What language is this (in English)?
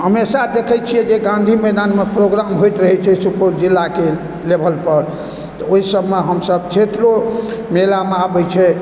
Maithili